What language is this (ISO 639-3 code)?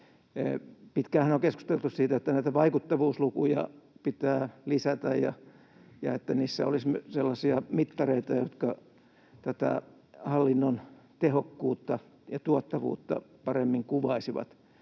fin